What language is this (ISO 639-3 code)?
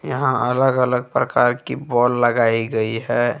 hin